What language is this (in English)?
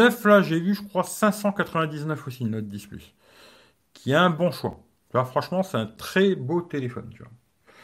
French